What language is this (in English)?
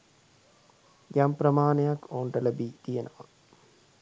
Sinhala